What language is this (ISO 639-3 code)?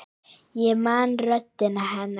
isl